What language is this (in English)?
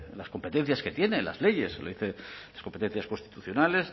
Spanish